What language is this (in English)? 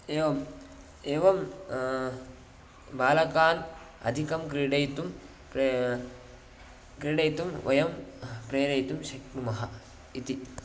Sanskrit